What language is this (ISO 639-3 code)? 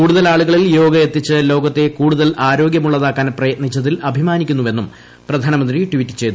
mal